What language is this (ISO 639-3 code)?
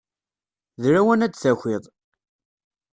kab